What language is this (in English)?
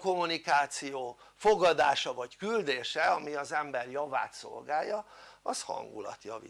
Hungarian